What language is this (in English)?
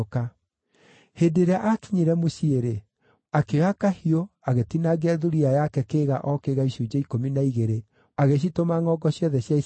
Kikuyu